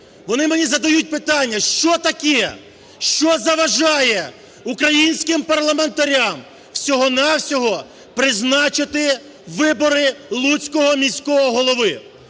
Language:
Ukrainian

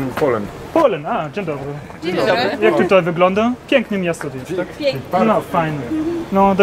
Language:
German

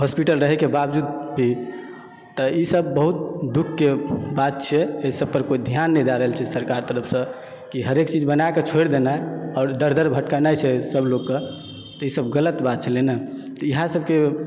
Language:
Maithili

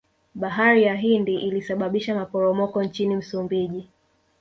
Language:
Swahili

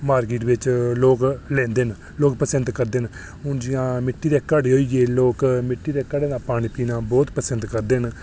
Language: Dogri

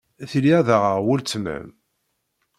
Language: Kabyle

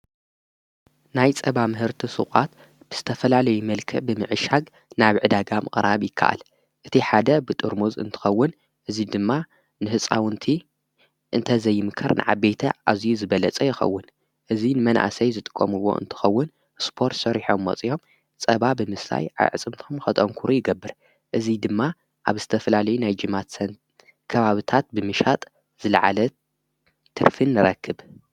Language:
Tigrinya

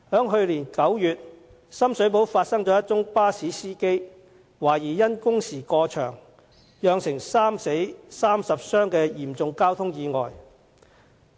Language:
Cantonese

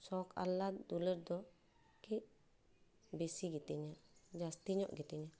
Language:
Santali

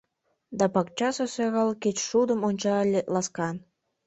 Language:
Mari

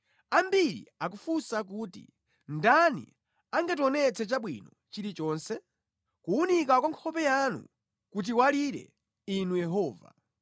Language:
Nyanja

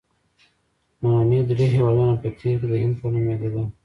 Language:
Pashto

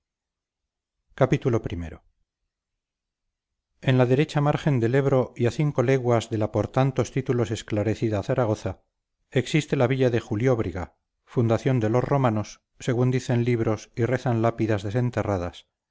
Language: Spanish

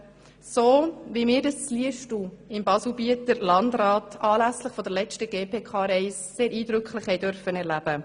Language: Swiss German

